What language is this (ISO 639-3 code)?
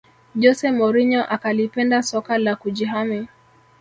swa